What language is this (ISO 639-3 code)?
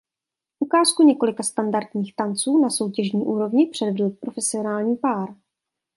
ces